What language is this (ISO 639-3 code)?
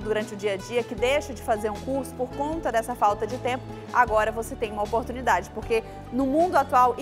por